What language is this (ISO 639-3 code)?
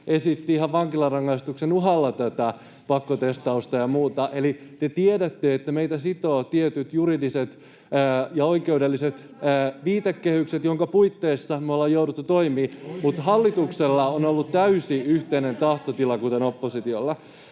fin